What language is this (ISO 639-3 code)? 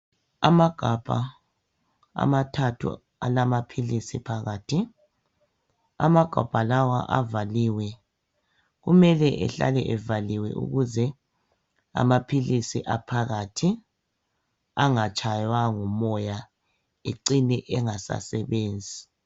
nde